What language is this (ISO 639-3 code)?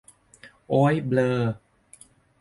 tha